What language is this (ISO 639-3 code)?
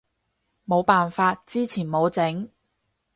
yue